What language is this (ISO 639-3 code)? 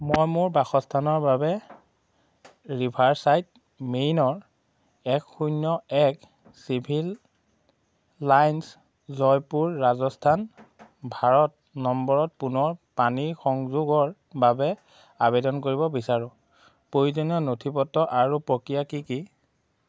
asm